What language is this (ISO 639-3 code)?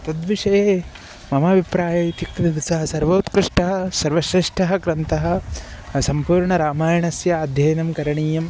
san